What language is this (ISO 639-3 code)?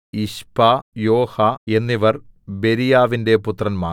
mal